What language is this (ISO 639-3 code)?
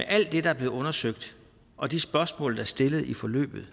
dan